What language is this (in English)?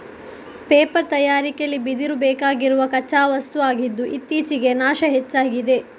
Kannada